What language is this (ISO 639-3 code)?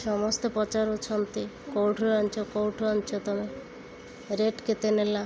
ori